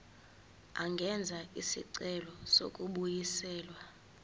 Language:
Zulu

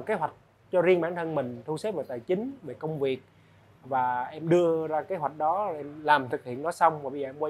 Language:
Vietnamese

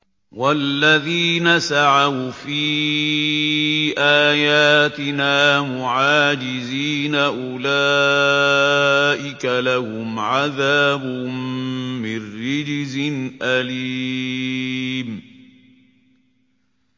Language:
Arabic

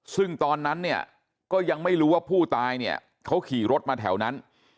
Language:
Thai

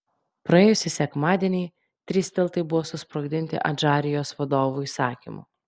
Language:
Lithuanian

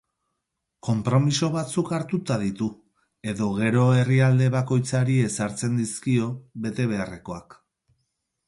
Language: Basque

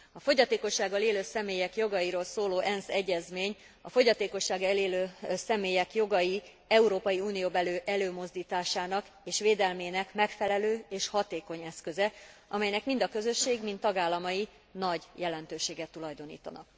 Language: Hungarian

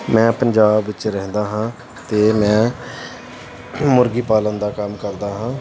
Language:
Punjabi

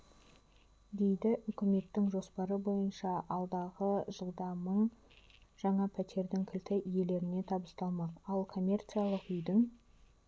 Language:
Kazakh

